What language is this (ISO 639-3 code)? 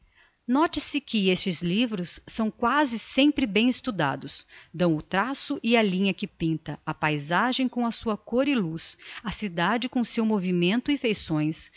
por